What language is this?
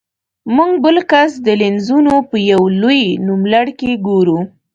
Pashto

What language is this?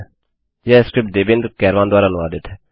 Hindi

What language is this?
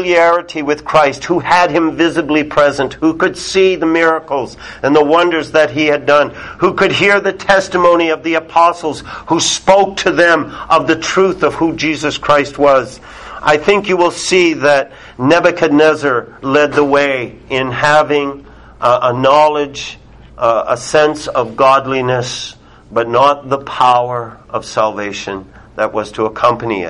English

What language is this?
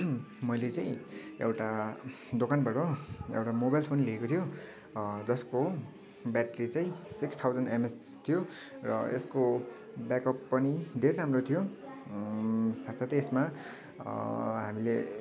Nepali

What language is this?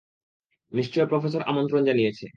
Bangla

